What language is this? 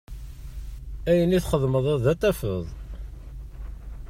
Kabyle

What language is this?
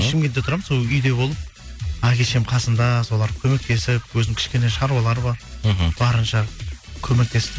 Kazakh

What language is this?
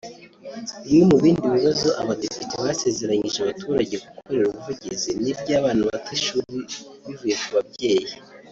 Kinyarwanda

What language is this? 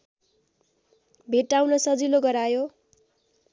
Nepali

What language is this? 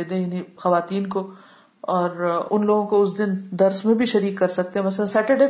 Urdu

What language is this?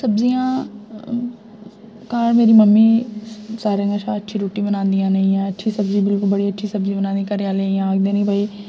Dogri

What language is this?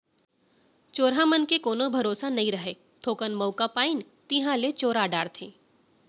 Chhattisgarhi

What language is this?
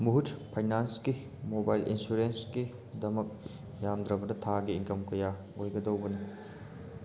Manipuri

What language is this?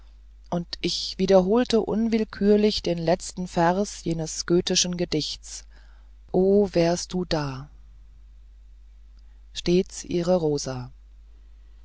German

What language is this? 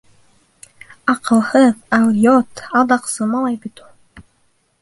Bashkir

